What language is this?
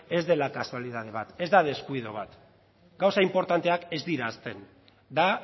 Basque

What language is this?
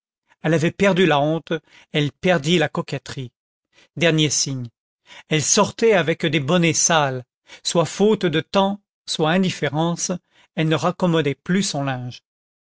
French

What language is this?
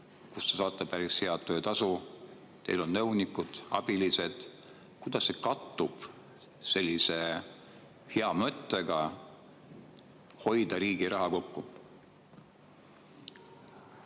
Estonian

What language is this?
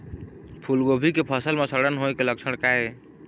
Chhattisgarhi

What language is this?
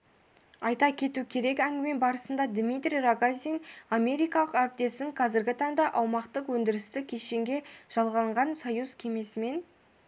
Kazakh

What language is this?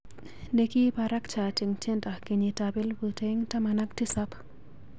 Kalenjin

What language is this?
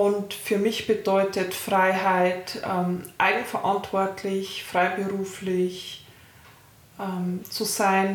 German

